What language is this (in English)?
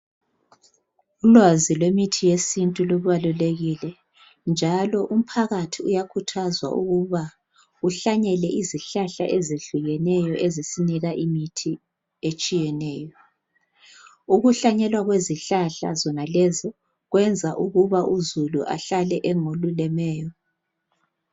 North Ndebele